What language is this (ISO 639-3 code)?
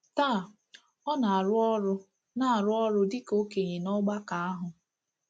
ibo